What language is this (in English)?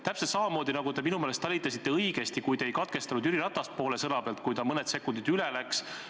Estonian